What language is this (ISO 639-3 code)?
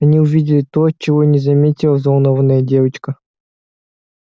rus